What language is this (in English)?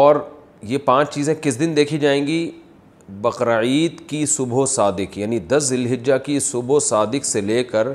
Urdu